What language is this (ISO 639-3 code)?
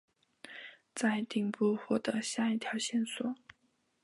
zho